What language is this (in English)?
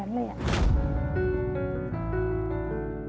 Thai